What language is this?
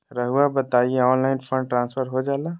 Magahi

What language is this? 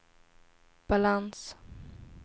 Swedish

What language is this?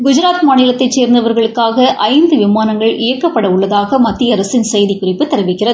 Tamil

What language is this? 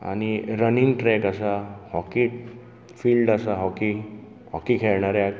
Konkani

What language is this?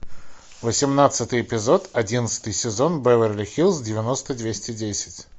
Russian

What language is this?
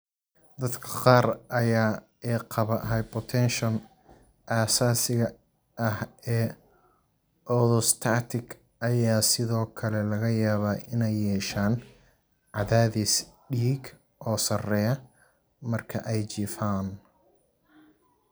Somali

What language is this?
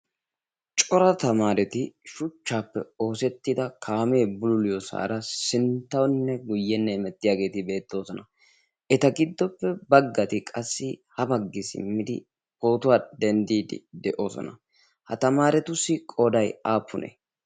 Wolaytta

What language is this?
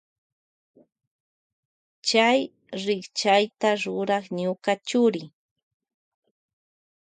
Loja Highland Quichua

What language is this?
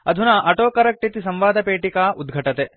Sanskrit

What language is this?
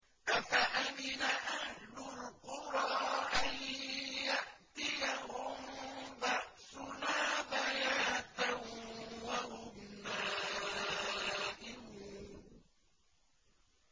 Arabic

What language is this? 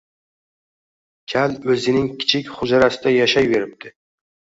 Uzbek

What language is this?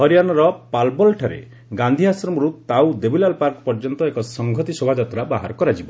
Odia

